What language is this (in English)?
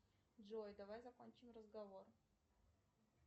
Russian